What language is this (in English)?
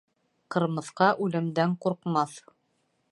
Bashkir